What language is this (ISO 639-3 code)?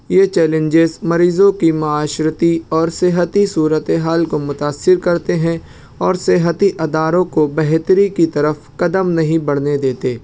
urd